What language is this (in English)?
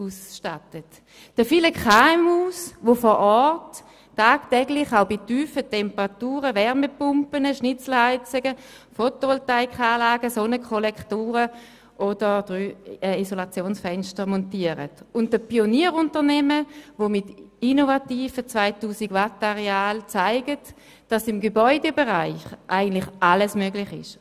Swiss German